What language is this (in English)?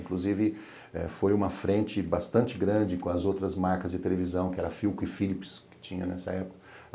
Portuguese